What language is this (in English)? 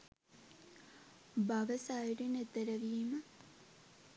Sinhala